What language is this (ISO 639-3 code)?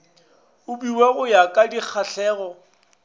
nso